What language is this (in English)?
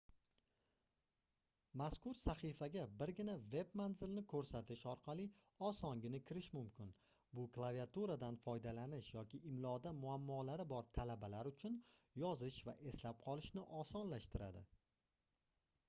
Uzbek